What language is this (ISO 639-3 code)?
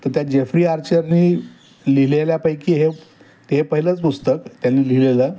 mar